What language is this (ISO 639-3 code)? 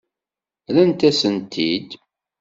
kab